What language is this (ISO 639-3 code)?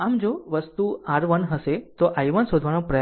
guj